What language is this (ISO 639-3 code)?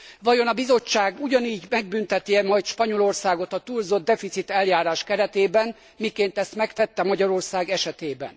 hun